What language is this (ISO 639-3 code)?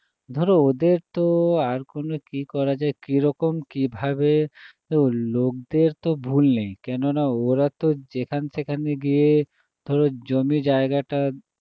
ben